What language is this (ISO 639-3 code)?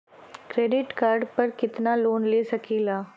bho